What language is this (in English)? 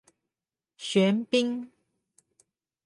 Chinese